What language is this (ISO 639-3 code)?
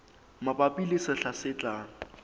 sot